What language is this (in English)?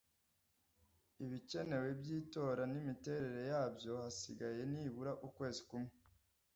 Kinyarwanda